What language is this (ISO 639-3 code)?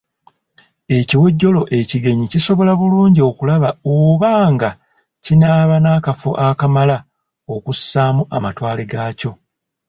lug